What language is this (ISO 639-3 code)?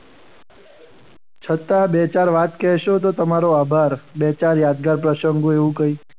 guj